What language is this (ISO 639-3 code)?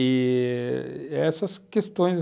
por